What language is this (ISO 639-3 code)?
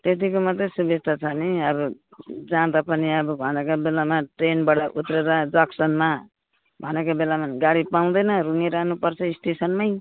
nep